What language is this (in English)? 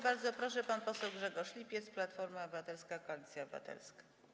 Polish